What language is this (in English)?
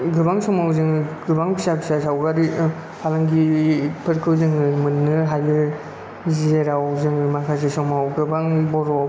Bodo